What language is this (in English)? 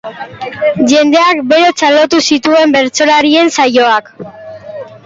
Basque